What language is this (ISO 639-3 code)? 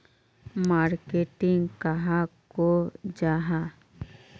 mag